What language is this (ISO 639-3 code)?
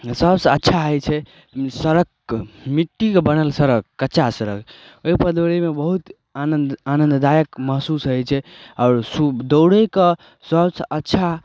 mai